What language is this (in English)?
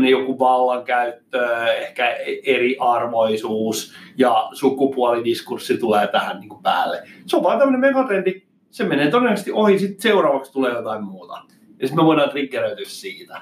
Finnish